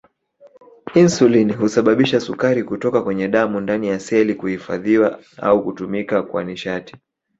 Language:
Swahili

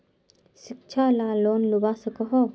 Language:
Magahi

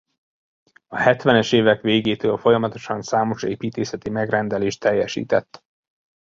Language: Hungarian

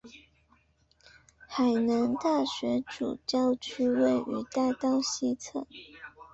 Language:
Chinese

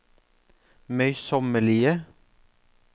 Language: Norwegian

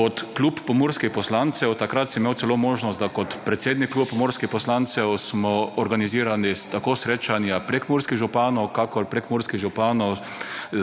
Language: Slovenian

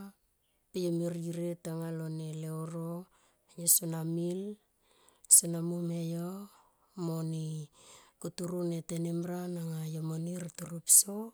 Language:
Tomoip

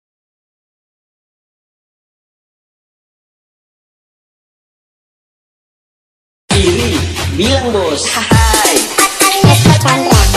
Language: Portuguese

